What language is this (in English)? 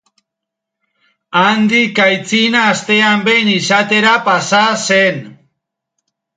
Basque